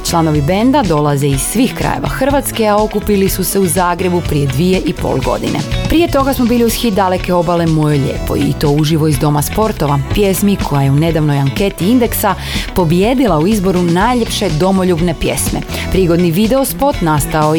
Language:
Croatian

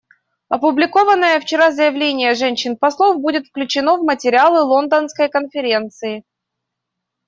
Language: Russian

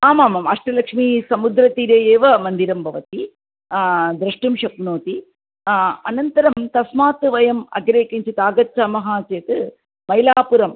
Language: Sanskrit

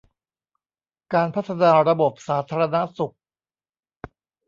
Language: Thai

